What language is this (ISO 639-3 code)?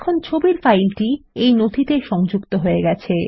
ben